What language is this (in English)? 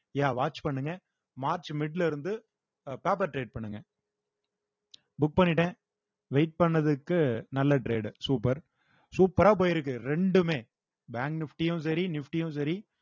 Tamil